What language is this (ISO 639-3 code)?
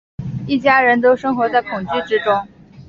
zho